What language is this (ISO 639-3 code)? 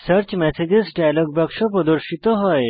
ben